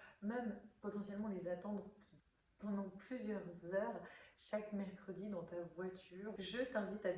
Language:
French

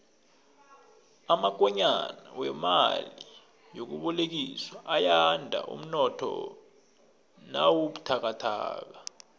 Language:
South Ndebele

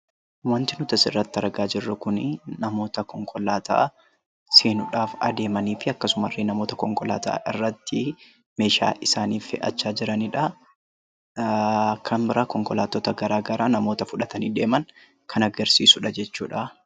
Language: Oromo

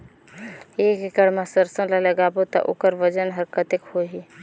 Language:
Chhattisgarhi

